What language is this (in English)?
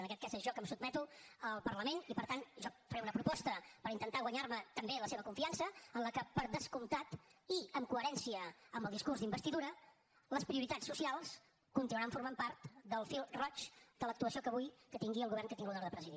Catalan